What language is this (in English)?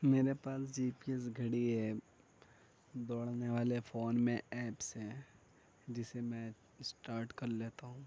Urdu